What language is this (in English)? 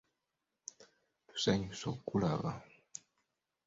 Ganda